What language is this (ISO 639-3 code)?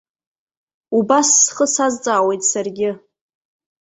abk